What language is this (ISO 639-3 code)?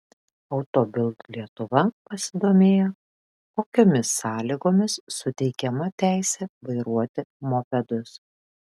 lit